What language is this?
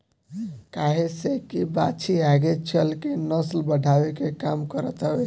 Bhojpuri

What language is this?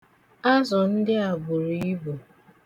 Igbo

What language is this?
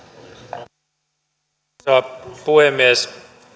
Finnish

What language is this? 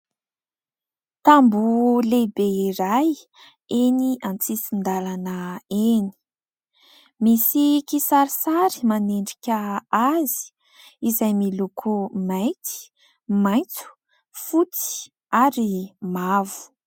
Malagasy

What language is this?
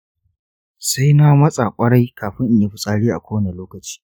Hausa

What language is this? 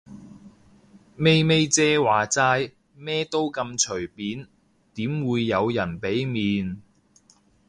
Cantonese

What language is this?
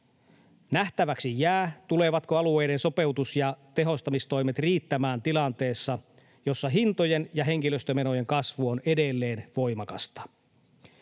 Finnish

